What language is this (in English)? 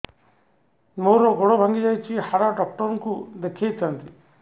Odia